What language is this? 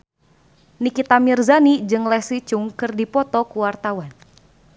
Sundanese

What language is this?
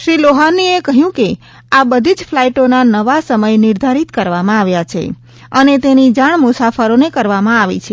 Gujarati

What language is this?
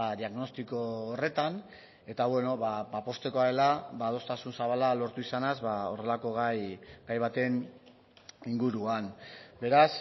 Basque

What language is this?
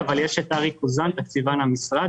Hebrew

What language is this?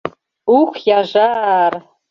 Mari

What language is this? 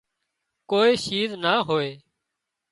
Wadiyara Koli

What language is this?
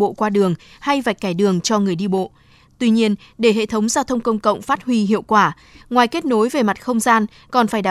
Vietnamese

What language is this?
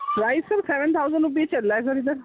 Urdu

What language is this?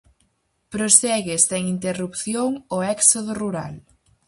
Galician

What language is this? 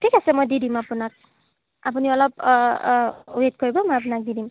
Assamese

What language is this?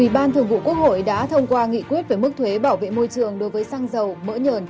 Vietnamese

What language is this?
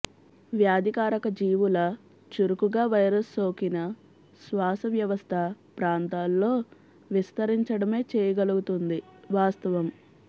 Telugu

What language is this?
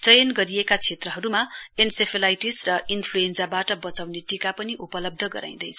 Nepali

